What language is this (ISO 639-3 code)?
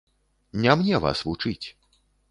bel